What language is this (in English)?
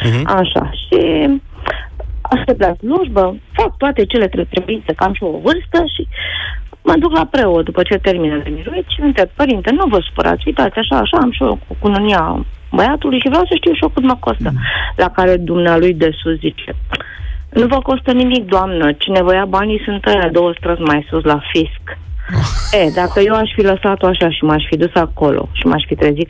Romanian